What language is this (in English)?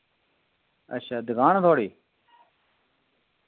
Dogri